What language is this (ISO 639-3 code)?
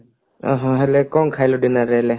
ori